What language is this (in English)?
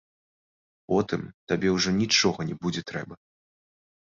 Belarusian